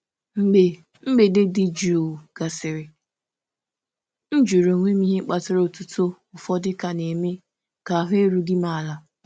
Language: Igbo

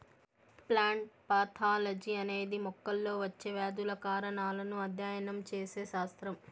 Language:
Telugu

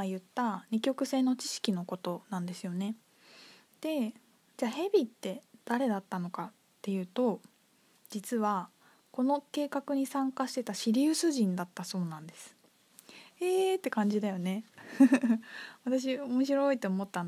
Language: Japanese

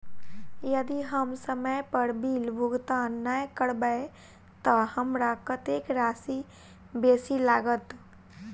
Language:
Maithili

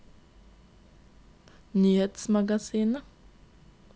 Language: Norwegian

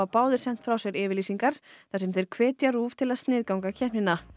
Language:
Icelandic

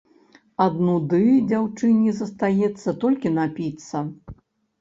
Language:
Belarusian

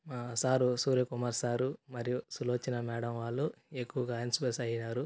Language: Telugu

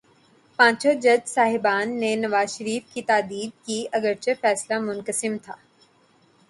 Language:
Urdu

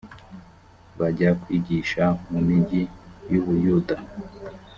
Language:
Kinyarwanda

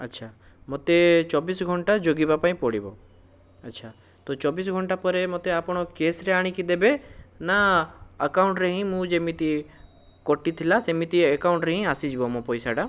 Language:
Odia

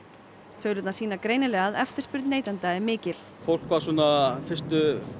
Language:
Icelandic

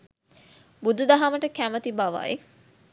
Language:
Sinhala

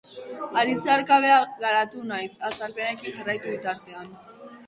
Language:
Basque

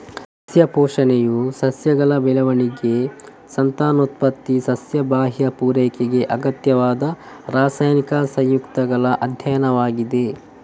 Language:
Kannada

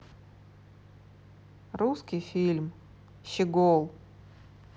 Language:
Russian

